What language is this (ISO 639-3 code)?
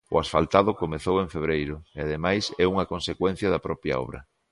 glg